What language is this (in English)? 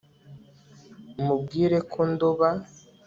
Kinyarwanda